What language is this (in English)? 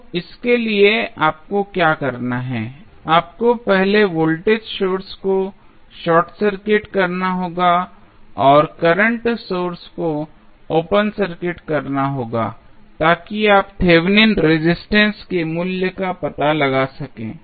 Hindi